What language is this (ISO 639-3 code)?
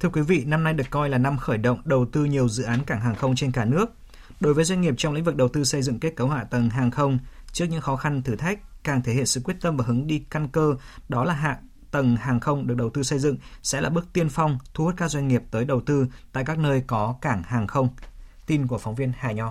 vie